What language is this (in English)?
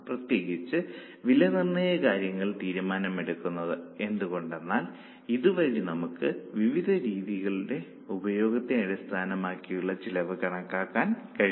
Malayalam